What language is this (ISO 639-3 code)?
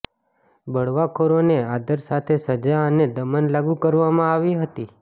guj